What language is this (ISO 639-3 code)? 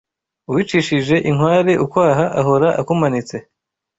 kin